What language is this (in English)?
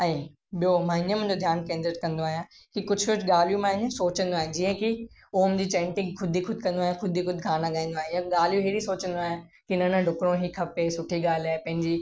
Sindhi